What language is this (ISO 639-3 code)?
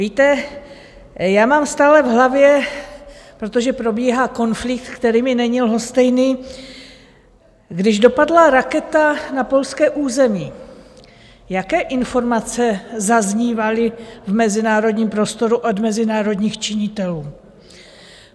ces